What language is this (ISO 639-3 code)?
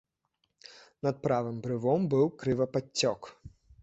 bel